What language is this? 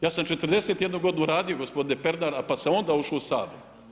Croatian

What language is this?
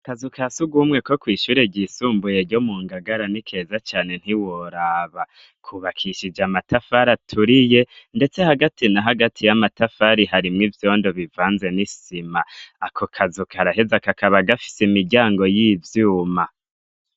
Rundi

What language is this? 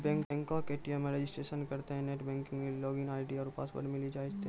Maithili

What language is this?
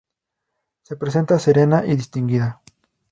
Spanish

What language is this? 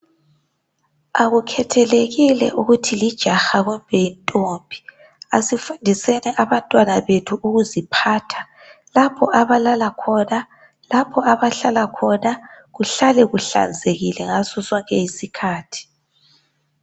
North Ndebele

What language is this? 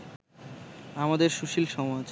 Bangla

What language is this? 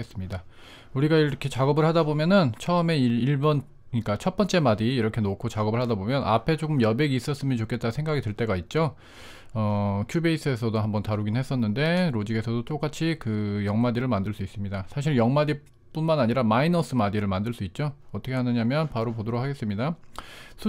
Korean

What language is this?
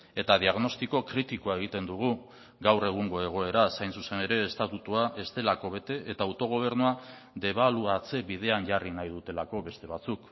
Basque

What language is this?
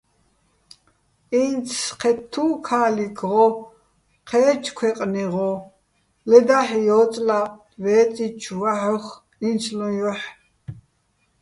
Bats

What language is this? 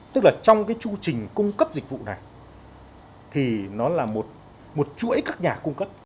Vietnamese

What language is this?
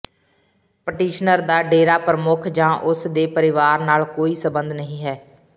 Punjabi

